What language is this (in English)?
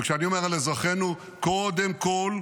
Hebrew